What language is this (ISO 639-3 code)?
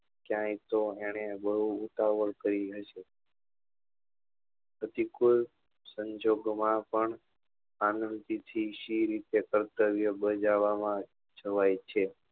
guj